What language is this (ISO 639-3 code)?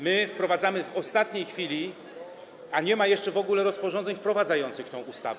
pol